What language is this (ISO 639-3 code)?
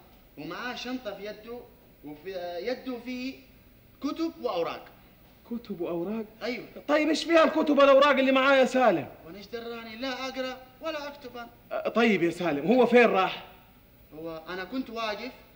ara